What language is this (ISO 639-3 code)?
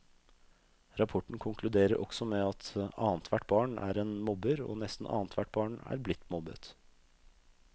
nor